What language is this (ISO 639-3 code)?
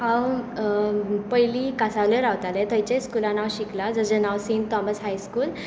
kok